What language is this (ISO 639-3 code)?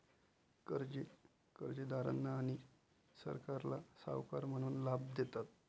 mar